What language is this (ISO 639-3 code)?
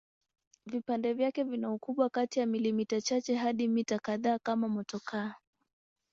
swa